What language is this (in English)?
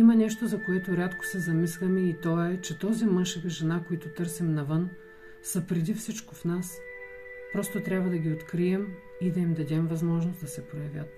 Bulgarian